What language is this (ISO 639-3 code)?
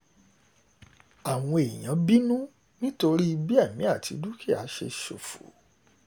yor